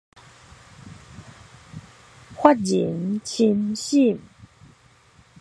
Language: Min Nan Chinese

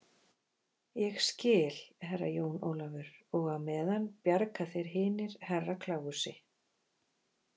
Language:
Icelandic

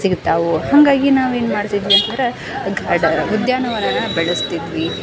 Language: Kannada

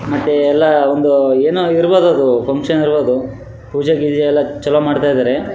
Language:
Kannada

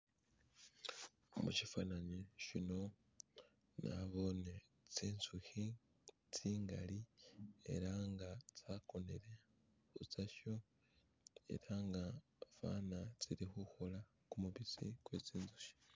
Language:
Masaaba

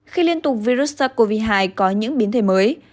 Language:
Vietnamese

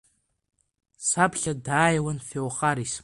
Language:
Abkhazian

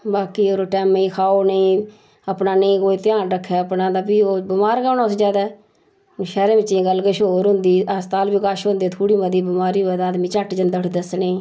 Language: Dogri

